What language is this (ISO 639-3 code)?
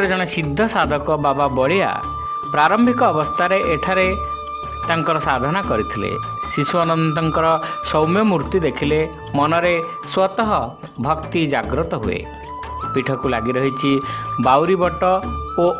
ind